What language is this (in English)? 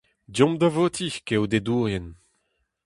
Breton